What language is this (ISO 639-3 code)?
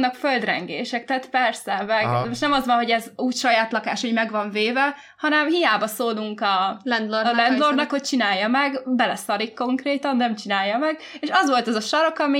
hun